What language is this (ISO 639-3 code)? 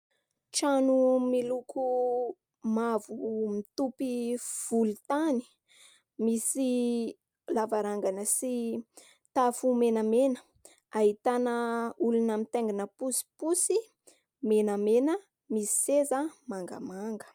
mlg